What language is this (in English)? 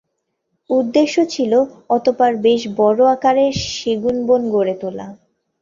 Bangla